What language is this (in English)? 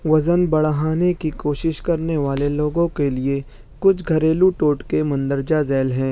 Urdu